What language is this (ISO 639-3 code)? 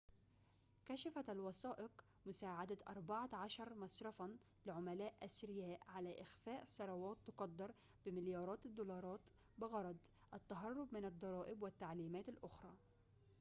ara